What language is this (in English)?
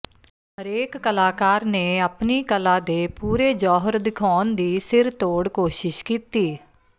Punjabi